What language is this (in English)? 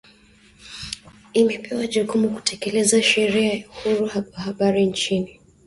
Swahili